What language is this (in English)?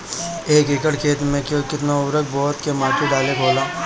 Bhojpuri